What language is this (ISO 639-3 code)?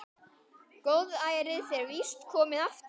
isl